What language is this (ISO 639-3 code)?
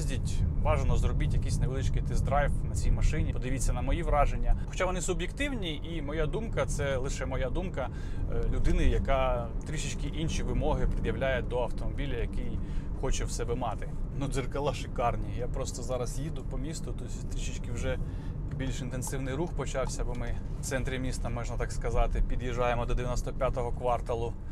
ukr